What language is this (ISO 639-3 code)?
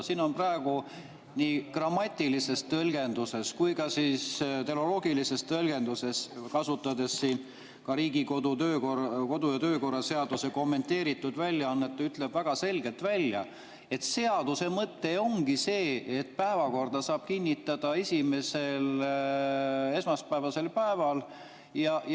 est